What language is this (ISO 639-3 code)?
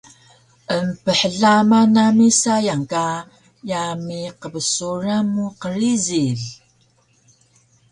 trv